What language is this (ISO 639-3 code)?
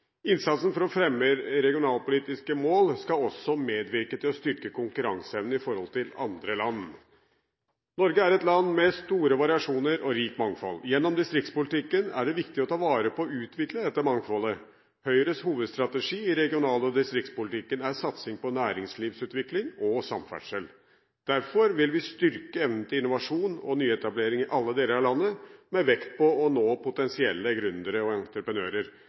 nob